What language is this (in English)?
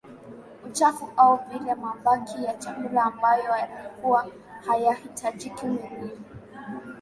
Swahili